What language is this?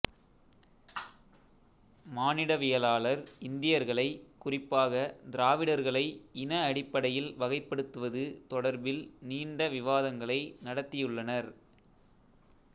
Tamil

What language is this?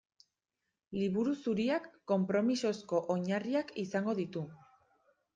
Basque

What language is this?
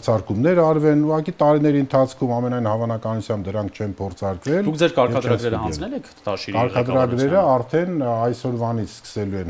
Polish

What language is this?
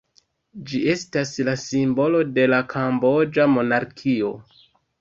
Esperanto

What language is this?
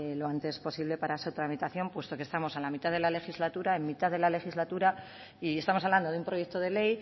Spanish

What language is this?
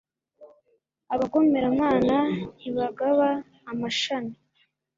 Kinyarwanda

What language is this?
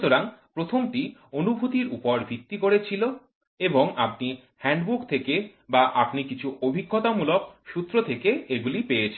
Bangla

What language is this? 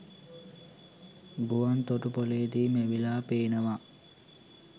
Sinhala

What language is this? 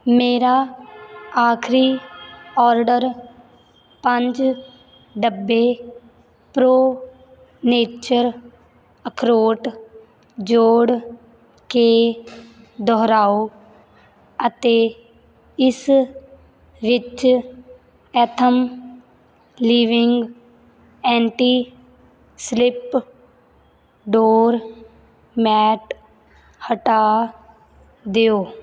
Punjabi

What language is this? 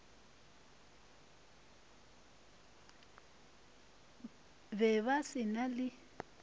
Northern Sotho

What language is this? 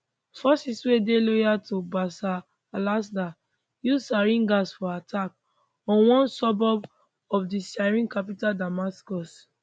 Nigerian Pidgin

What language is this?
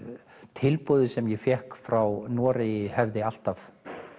Icelandic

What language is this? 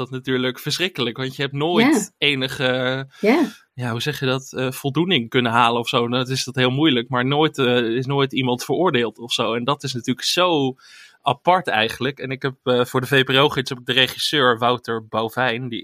Dutch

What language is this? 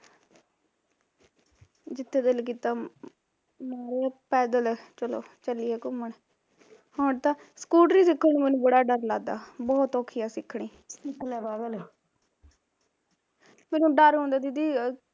Punjabi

